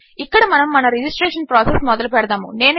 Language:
Telugu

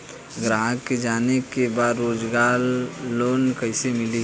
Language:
Bhojpuri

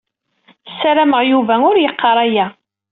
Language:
Kabyle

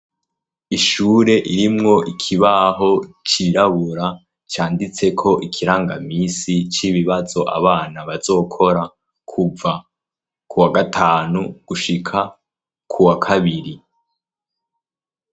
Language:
Rundi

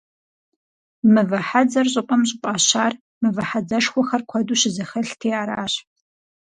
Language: Kabardian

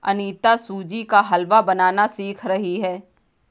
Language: Hindi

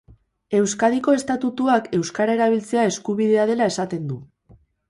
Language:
Basque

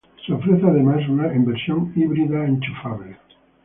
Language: Spanish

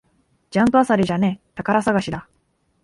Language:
Japanese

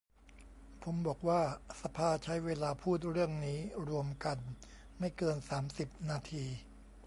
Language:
Thai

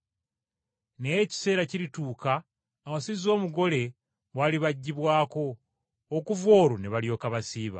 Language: Ganda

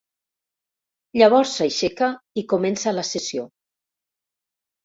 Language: Catalan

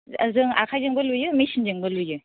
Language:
Bodo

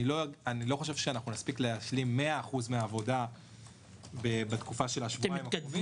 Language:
Hebrew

